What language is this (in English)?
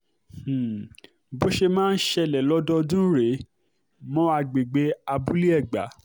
Yoruba